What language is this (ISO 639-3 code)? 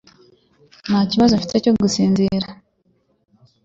kin